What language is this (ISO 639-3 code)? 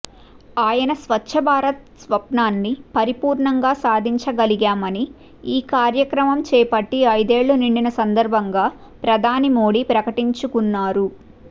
tel